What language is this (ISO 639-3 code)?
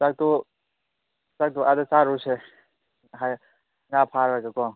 mni